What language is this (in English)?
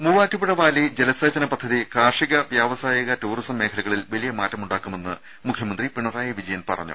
Malayalam